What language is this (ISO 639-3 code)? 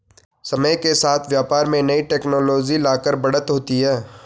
hin